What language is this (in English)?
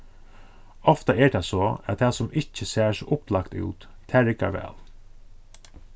Faroese